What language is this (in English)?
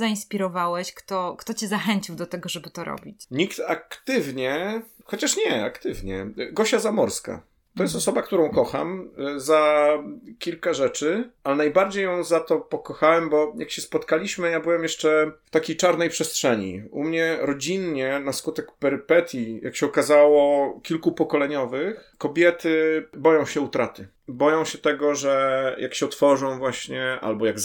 Polish